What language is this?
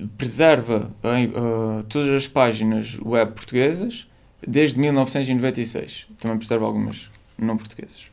Portuguese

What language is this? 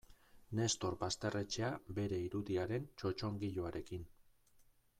Basque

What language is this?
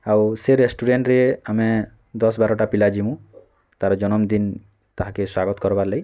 Odia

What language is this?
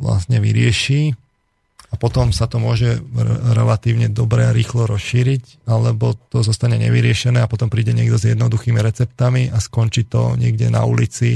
Slovak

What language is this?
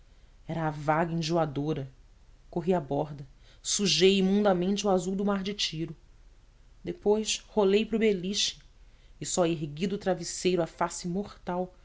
Portuguese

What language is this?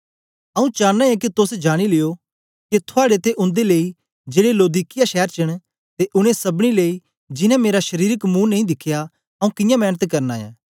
Dogri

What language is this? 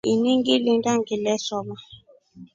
Rombo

